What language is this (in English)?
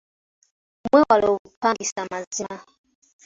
Ganda